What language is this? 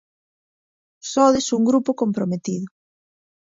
Galician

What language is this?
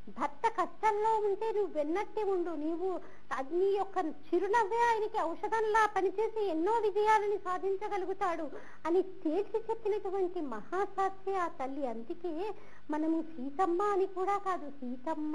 Hindi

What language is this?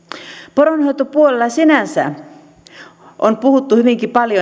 Finnish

